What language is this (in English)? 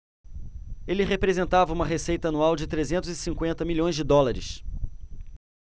Portuguese